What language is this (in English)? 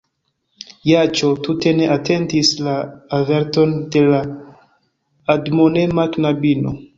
Esperanto